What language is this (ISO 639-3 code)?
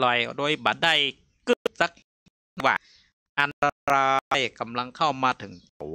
tha